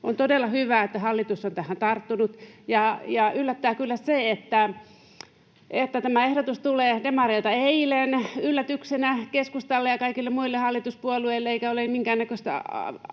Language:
Finnish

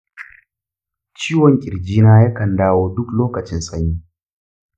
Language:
Hausa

